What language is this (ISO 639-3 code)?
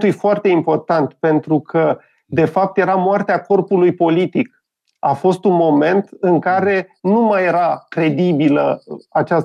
ron